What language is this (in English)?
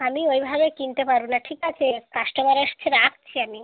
Bangla